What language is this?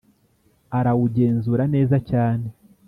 Kinyarwanda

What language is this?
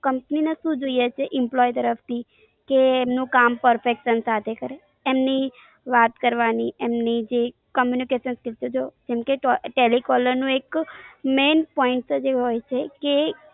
Gujarati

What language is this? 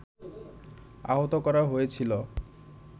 Bangla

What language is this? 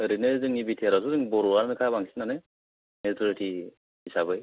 Bodo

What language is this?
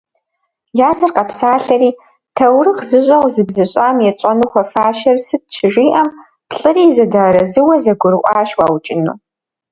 Kabardian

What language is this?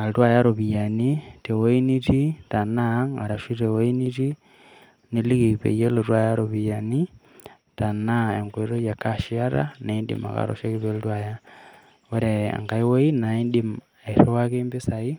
Masai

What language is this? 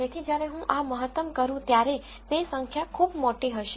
Gujarati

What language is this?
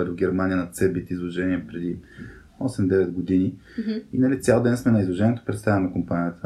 Bulgarian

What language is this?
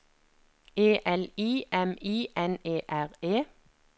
Norwegian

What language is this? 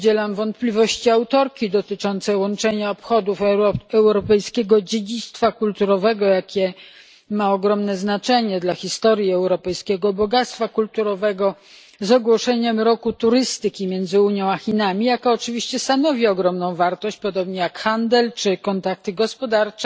Polish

